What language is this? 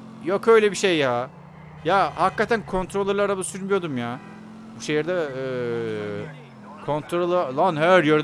Turkish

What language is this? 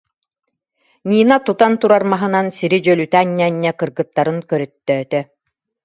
Yakut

